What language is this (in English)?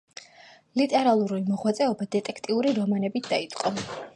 Georgian